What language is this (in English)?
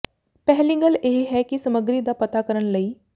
Punjabi